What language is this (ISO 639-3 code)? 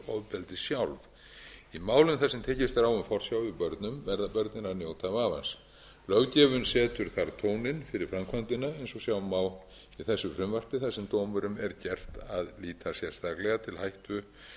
isl